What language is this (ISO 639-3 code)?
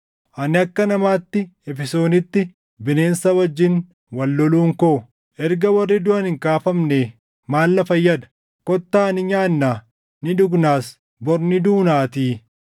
orm